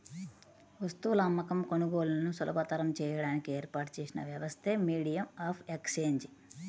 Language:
Telugu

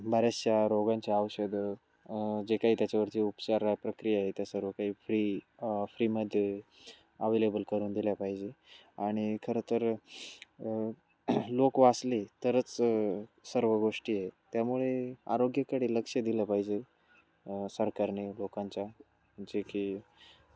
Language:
Marathi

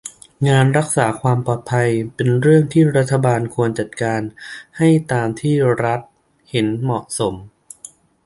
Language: Thai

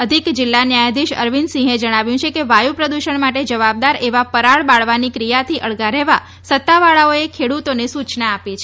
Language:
Gujarati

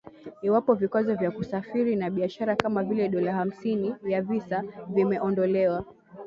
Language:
Swahili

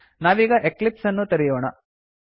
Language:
Kannada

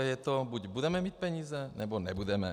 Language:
Czech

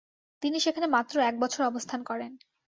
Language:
Bangla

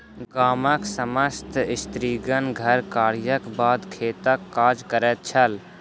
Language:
Maithili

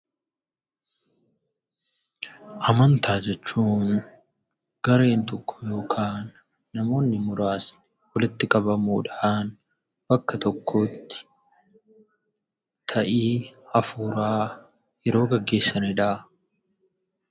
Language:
Oromo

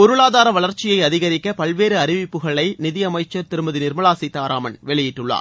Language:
Tamil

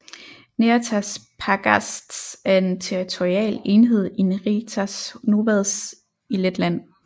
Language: Danish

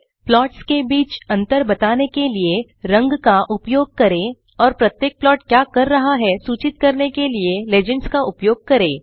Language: Hindi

